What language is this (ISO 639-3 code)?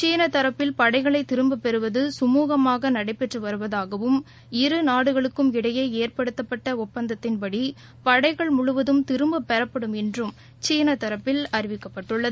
tam